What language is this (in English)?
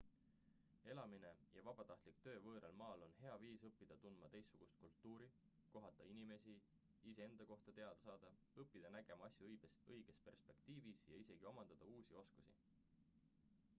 Estonian